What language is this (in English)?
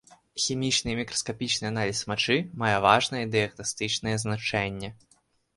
Belarusian